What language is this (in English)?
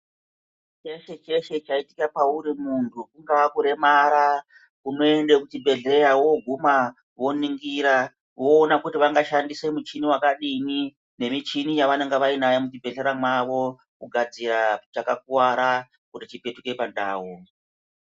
Ndau